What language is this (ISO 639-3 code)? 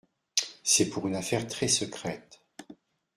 fra